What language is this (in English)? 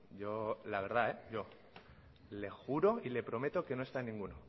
Spanish